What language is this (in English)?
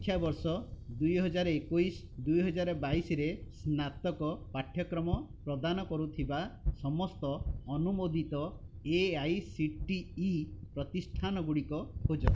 Odia